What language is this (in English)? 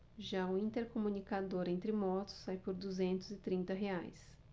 Portuguese